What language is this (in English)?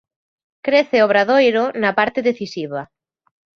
Galician